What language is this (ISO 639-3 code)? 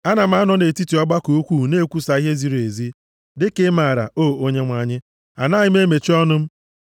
ibo